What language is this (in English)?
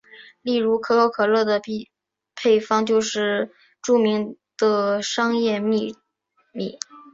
Chinese